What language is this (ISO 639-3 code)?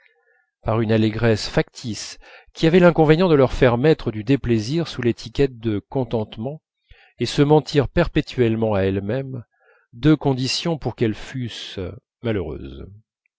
fra